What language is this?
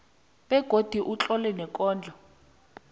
South Ndebele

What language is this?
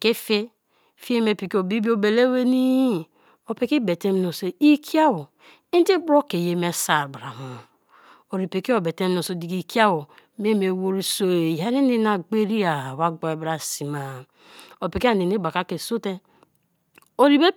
Kalabari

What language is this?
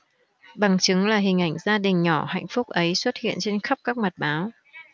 Vietnamese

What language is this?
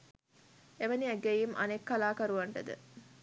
Sinhala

